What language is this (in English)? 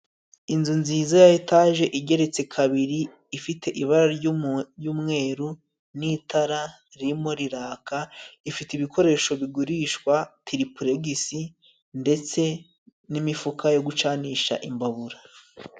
Kinyarwanda